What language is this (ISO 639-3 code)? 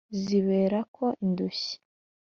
kin